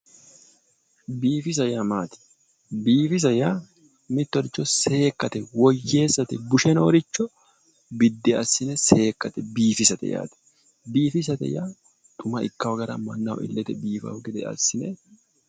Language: Sidamo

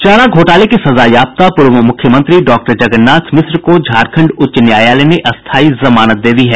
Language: Hindi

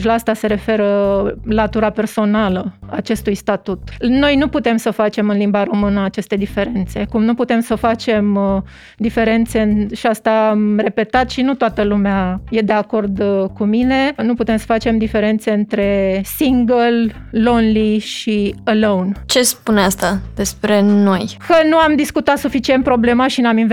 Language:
Romanian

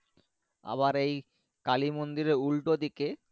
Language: Bangla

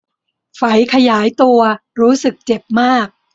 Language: Thai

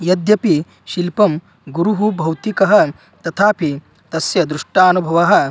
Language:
Sanskrit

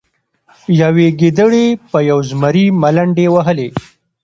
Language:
Pashto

